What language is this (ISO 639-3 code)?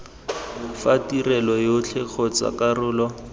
tsn